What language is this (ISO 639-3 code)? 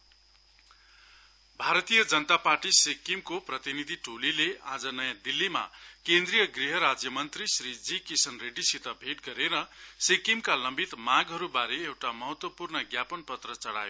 nep